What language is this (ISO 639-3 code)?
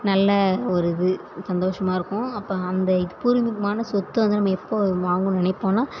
tam